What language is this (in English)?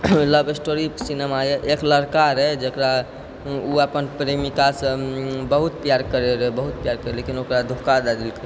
Maithili